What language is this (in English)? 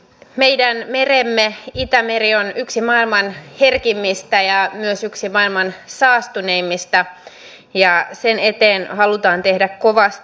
Finnish